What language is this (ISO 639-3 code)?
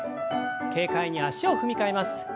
jpn